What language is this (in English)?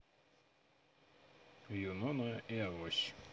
Russian